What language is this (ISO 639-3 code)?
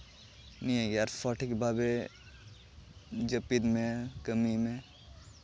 sat